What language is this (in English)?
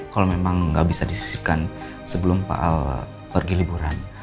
Indonesian